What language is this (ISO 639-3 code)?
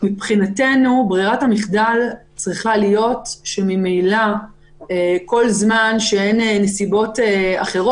heb